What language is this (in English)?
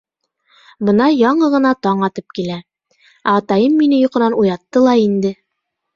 Bashkir